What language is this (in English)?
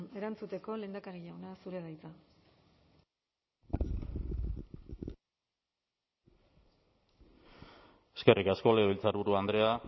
Basque